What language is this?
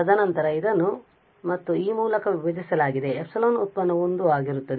Kannada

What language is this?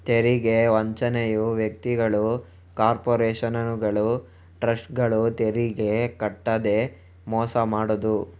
Kannada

